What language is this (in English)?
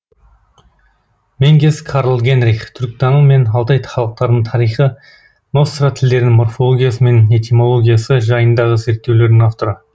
Kazakh